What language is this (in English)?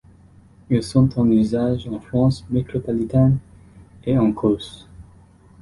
French